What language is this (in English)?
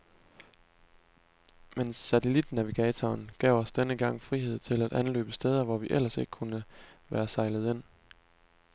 Danish